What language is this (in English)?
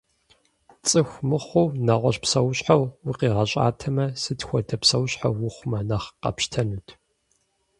Kabardian